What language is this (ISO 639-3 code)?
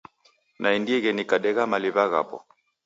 dav